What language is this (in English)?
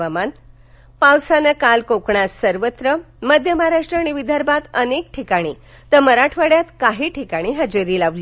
Marathi